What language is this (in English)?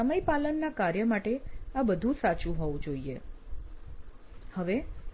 Gujarati